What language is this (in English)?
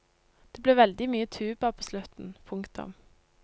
Norwegian